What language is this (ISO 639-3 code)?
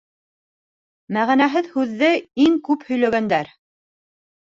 bak